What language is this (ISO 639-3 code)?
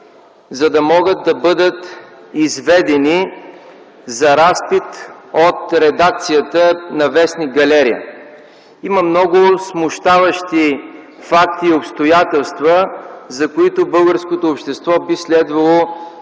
bul